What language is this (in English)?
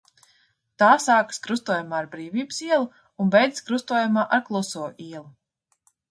Latvian